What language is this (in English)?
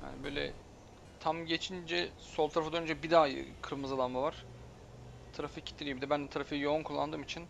Turkish